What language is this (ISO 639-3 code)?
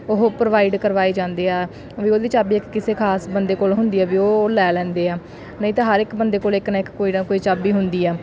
pan